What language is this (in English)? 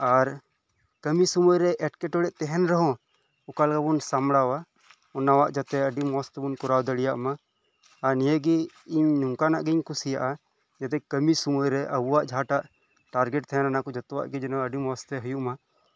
Santali